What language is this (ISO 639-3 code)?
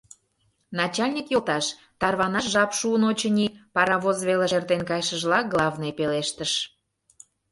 chm